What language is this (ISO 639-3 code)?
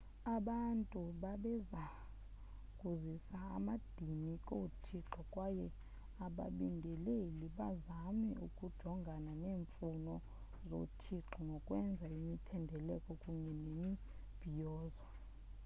xho